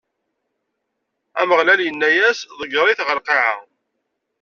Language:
Kabyle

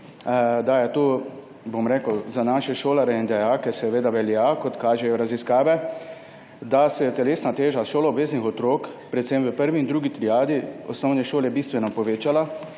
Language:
Slovenian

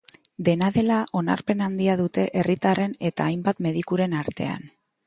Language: Basque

